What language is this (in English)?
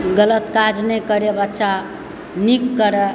Maithili